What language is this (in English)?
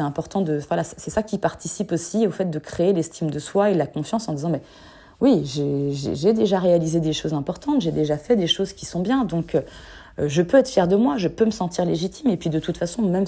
French